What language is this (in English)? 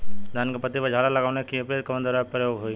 Bhojpuri